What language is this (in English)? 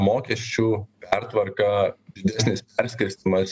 Lithuanian